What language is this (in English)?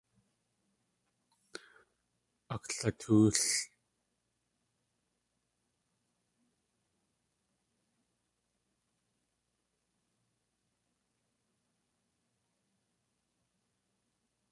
Tlingit